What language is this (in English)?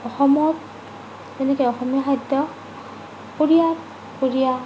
Assamese